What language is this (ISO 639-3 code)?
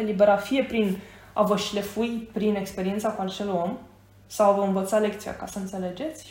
ron